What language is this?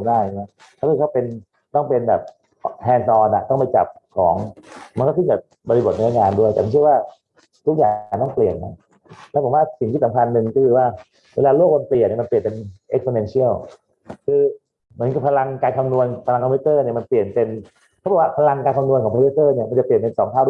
Thai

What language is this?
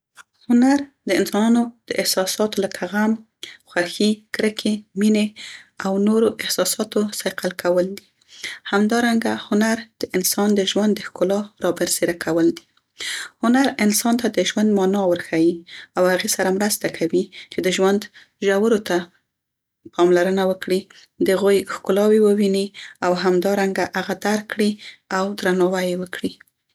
Central Pashto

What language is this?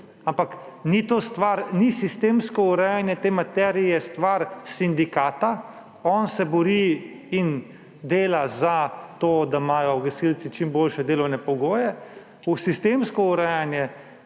Slovenian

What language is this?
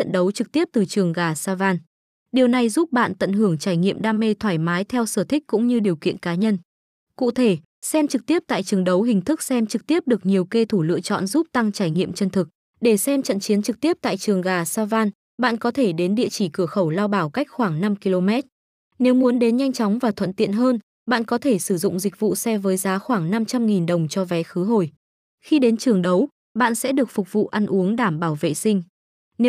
Vietnamese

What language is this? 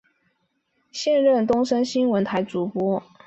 Chinese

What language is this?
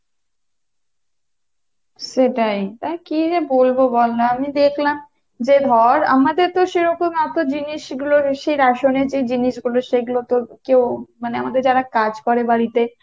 Bangla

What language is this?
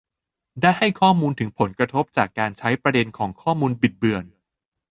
Thai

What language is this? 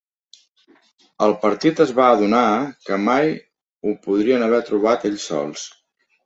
Catalan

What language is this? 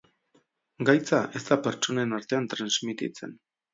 Basque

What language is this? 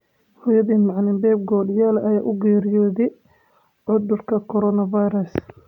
Somali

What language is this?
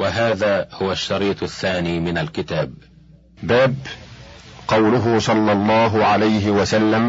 Arabic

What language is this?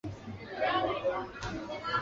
Chinese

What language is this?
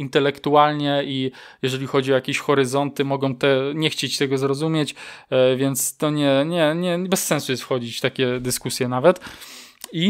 Polish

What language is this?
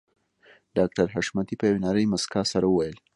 Pashto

